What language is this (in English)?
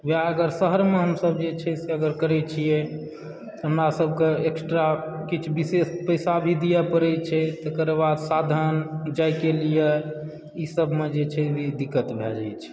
Maithili